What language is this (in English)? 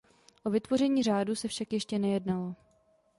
Czech